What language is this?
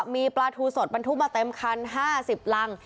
Thai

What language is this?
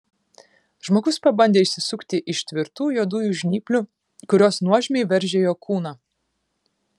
Lithuanian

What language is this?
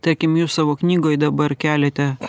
Lithuanian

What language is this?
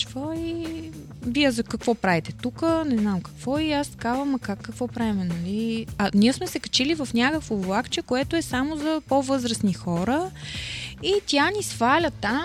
Bulgarian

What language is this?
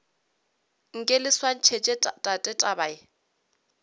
Northern Sotho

